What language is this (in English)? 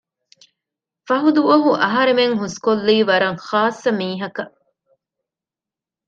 Divehi